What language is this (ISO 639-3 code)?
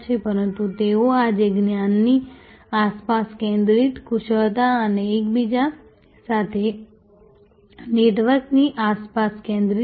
guj